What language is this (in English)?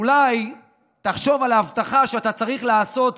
Hebrew